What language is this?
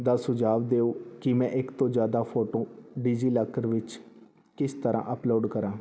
Punjabi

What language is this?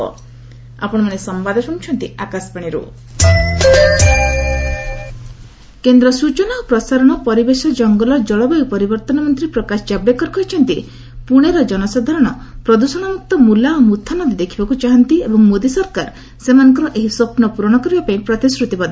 Odia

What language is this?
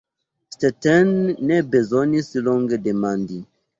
Esperanto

